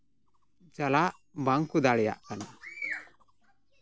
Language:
Santali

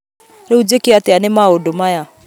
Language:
Kikuyu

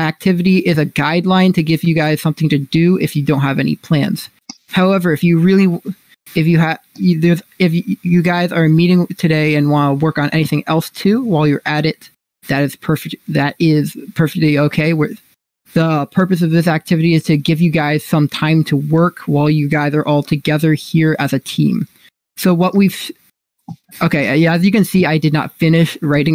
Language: English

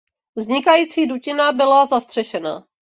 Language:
Czech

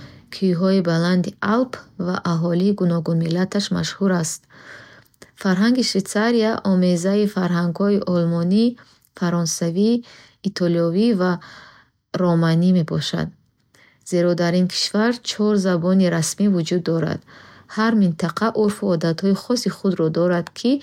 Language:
Bukharic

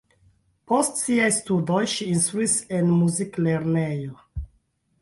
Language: Esperanto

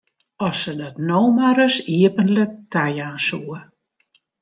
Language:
Western Frisian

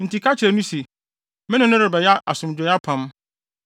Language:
Akan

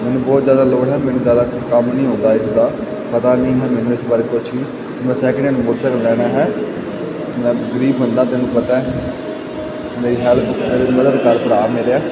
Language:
Punjabi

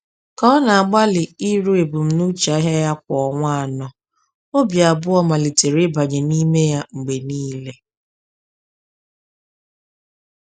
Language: Igbo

